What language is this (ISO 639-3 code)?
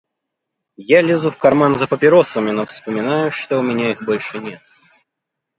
rus